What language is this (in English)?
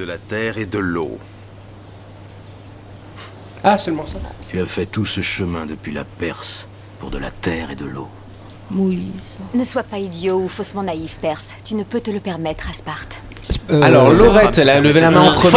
French